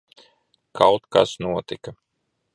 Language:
Latvian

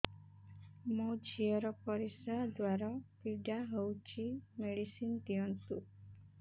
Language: Odia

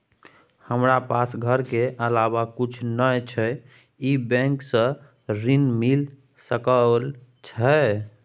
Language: Maithili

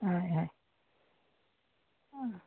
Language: Assamese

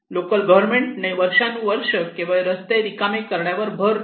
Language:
Marathi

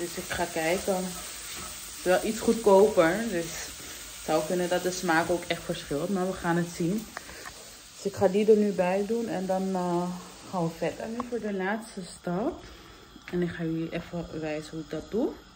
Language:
Dutch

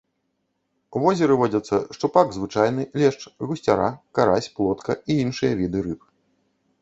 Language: Belarusian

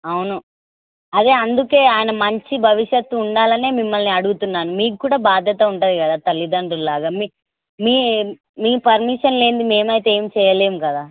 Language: Telugu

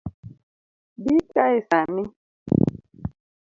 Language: Luo (Kenya and Tanzania)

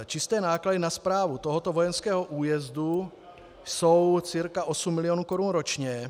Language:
Czech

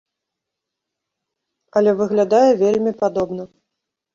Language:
Belarusian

